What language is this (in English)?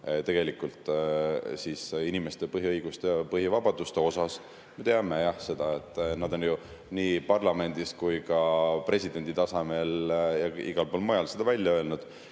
Estonian